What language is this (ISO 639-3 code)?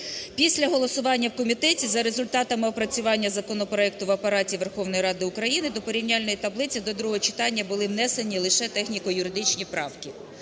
ukr